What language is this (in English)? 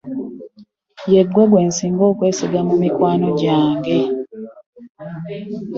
Ganda